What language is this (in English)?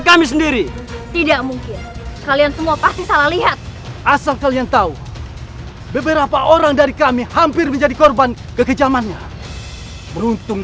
Indonesian